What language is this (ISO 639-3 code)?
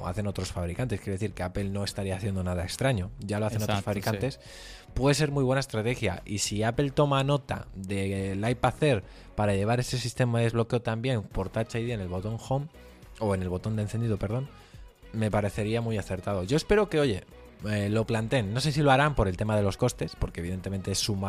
spa